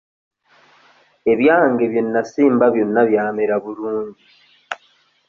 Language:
Ganda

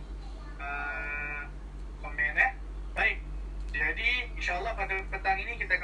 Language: Malay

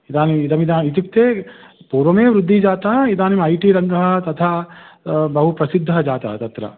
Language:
Sanskrit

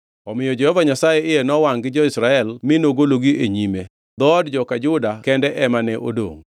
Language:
Luo (Kenya and Tanzania)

